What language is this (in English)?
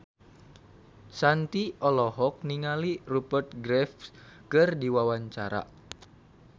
Sundanese